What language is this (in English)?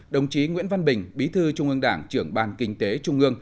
Vietnamese